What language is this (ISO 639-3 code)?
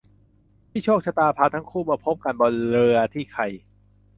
tha